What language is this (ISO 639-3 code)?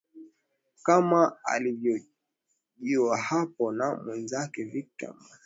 swa